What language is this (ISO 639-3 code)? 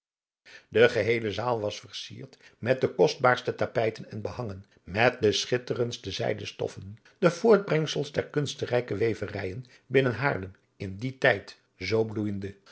nld